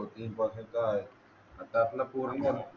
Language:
Marathi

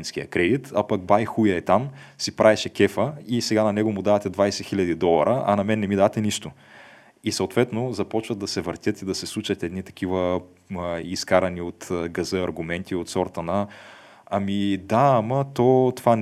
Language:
Bulgarian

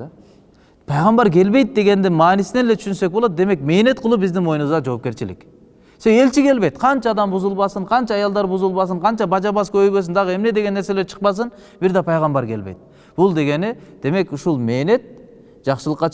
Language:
Turkish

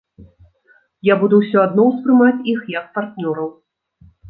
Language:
Belarusian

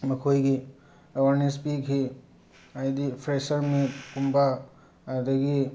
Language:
Manipuri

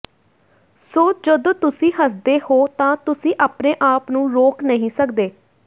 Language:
Punjabi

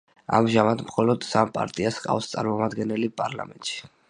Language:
Georgian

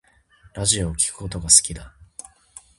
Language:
Japanese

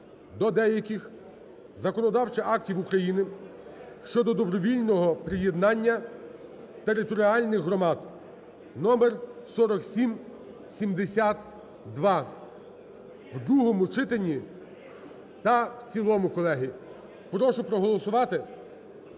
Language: Ukrainian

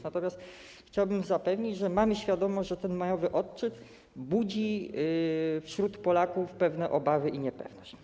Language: Polish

